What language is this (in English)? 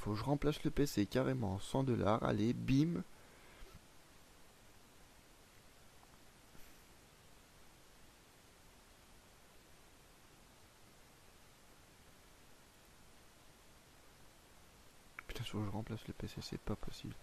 French